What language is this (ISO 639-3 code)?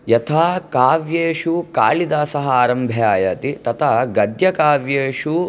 san